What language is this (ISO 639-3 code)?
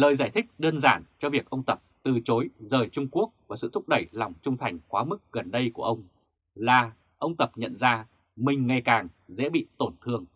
vie